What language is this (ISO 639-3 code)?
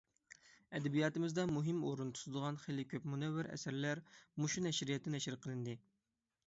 uig